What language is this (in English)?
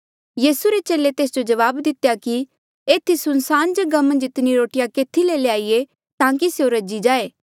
Mandeali